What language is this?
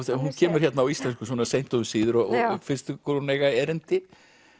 Icelandic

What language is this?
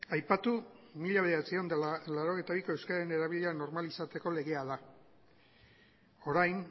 Basque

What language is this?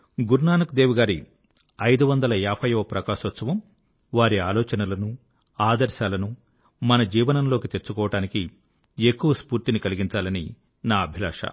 Telugu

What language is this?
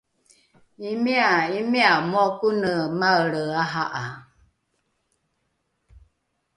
Rukai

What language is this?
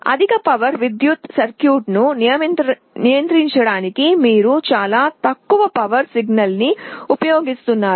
Telugu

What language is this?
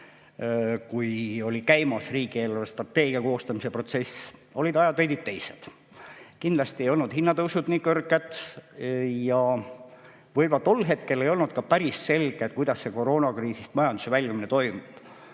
Estonian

